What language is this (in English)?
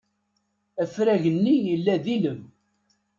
Kabyle